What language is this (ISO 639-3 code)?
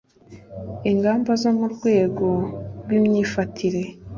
kin